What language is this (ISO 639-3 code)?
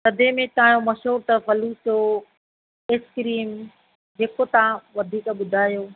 snd